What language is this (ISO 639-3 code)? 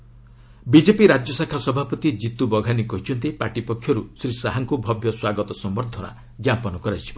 ori